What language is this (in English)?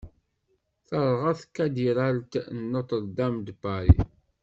Kabyle